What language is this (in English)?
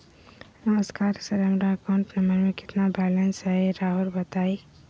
Magahi